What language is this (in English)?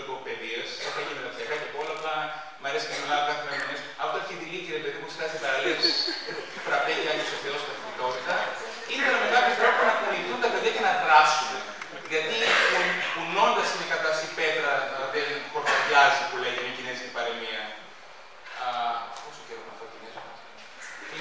Greek